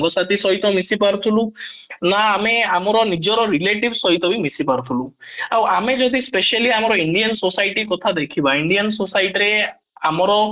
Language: Odia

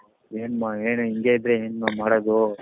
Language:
Kannada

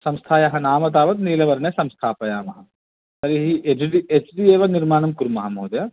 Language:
Sanskrit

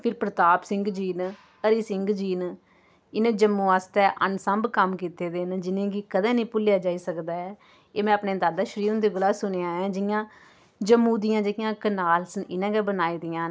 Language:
Dogri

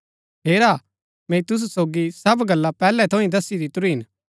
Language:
Gaddi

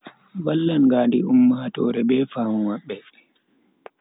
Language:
Bagirmi Fulfulde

